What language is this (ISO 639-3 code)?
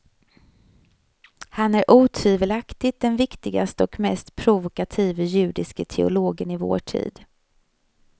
swe